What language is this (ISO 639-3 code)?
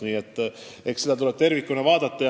est